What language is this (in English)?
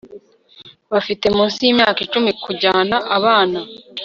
Kinyarwanda